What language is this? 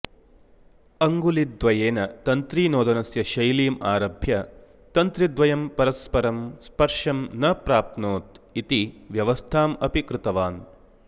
Sanskrit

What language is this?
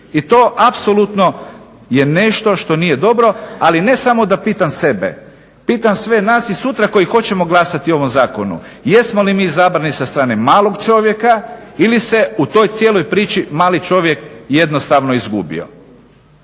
Croatian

